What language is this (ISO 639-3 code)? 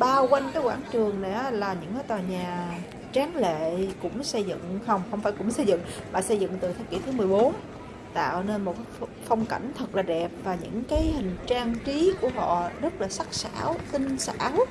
vie